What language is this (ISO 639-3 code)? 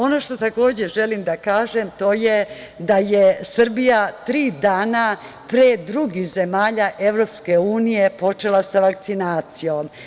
srp